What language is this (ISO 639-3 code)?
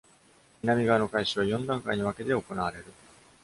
jpn